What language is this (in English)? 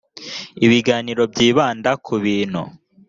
Kinyarwanda